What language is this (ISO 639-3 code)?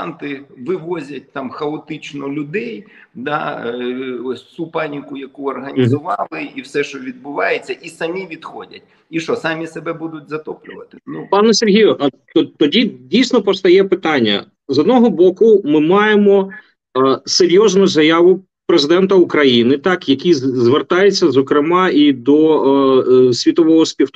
ukr